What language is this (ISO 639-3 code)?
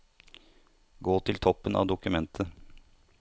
nor